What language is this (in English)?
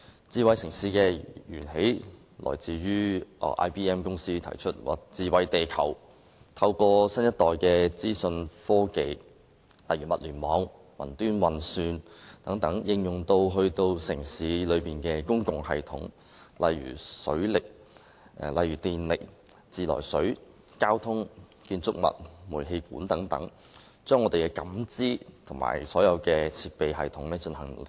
Cantonese